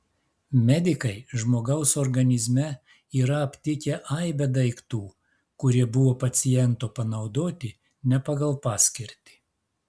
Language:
Lithuanian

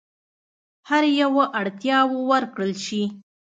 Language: Pashto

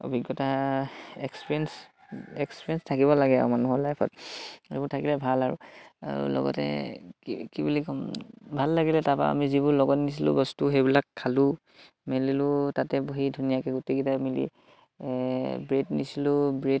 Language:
Assamese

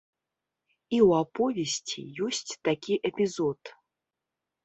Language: Belarusian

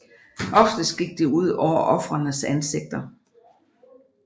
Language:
Danish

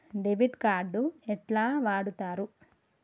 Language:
Telugu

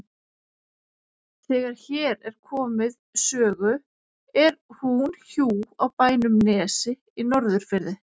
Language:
Icelandic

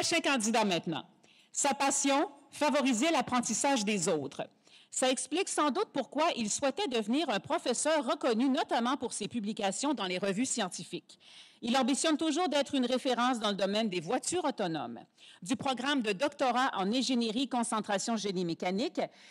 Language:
French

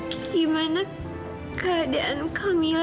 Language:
Indonesian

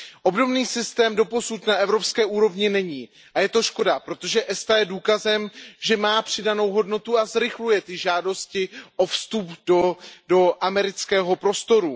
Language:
Czech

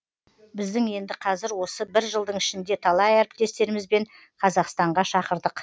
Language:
Kazakh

